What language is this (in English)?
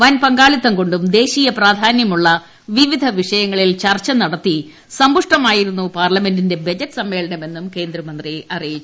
Malayalam